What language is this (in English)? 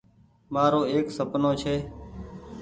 Goaria